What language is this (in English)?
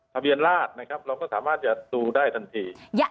Thai